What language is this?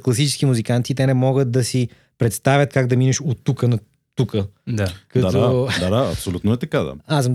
Bulgarian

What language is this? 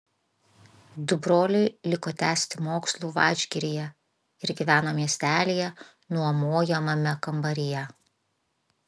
Lithuanian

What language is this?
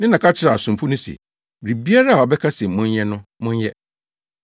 Akan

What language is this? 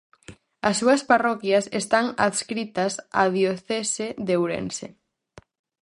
Galician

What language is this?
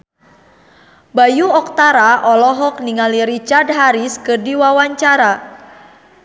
Sundanese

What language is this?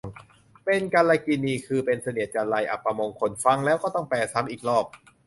Thai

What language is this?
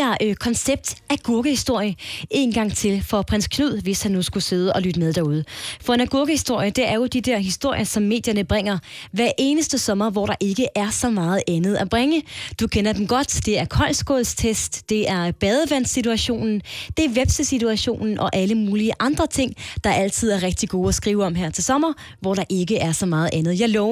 Danish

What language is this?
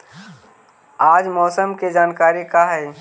Magahi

